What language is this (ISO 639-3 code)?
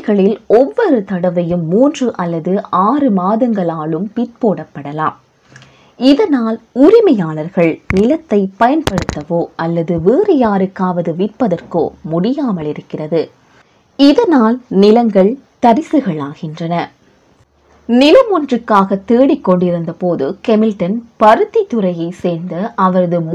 tam